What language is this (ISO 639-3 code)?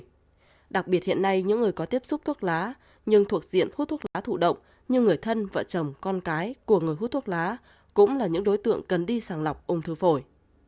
vie